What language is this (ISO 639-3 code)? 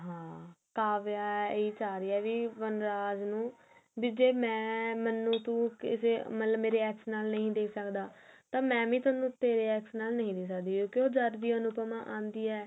pan